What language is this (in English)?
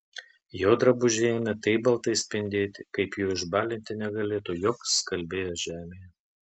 Lithuanian